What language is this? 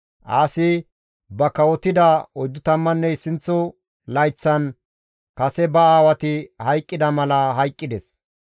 Gamo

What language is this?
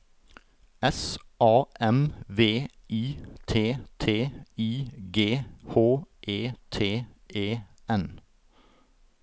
Norwegian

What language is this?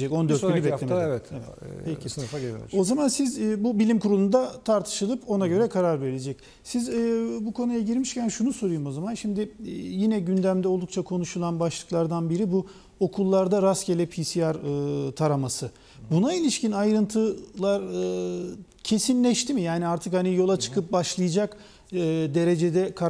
Turkish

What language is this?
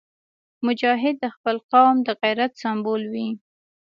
Pashto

